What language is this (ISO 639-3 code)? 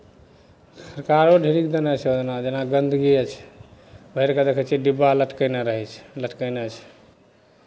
mai